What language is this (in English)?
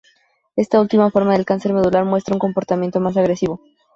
Spanish